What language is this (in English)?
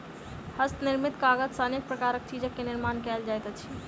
Maithili